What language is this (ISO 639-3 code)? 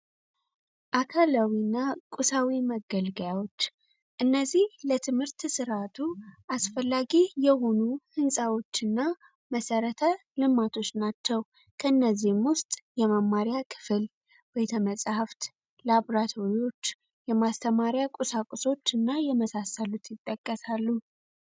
amh